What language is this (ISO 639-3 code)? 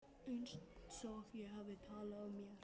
isl